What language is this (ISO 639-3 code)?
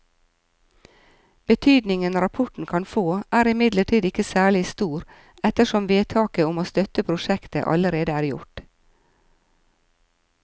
nor